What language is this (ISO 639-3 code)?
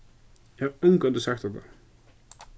fao